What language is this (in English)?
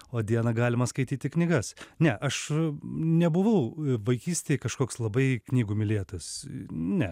Lithuanian